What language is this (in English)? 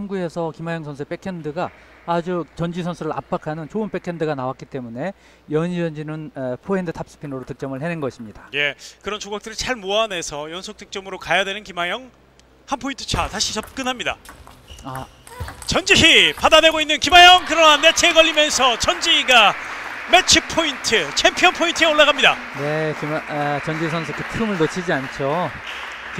Korean